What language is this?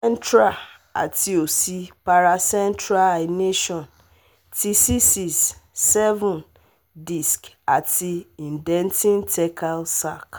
Yoruba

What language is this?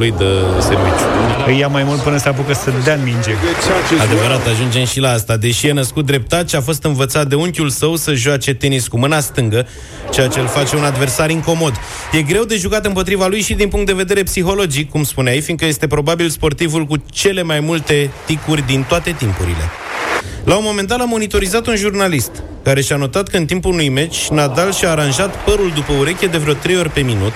Romanian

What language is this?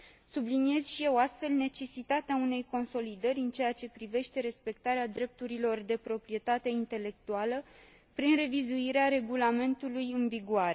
Romanian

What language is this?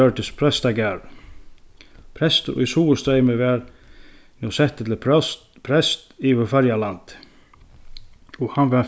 Faroese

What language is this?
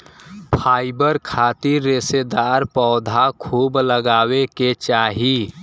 Bhojpuri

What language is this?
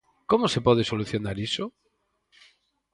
Galician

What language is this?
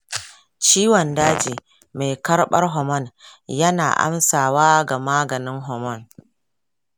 Hausa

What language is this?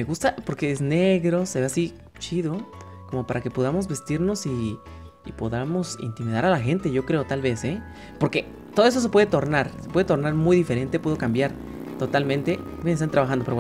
Spanish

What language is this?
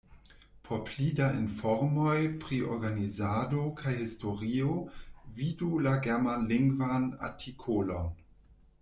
Esperanto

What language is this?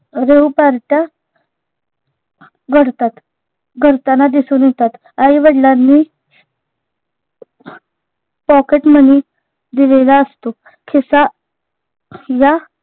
Marathi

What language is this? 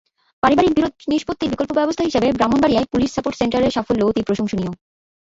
Bangla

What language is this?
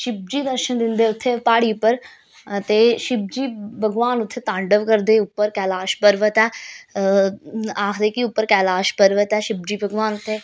Dogri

